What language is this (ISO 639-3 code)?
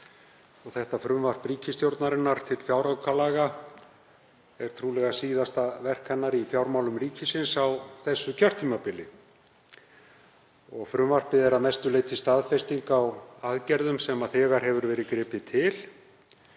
isl